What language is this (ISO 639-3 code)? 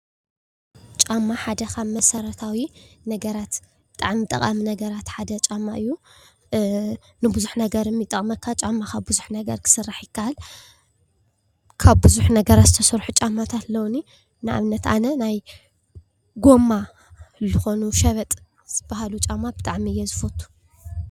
tir